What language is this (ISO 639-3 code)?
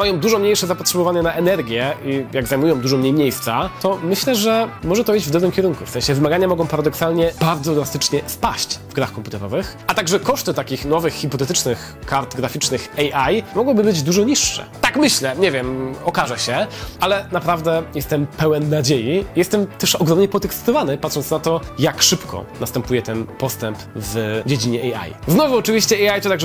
pol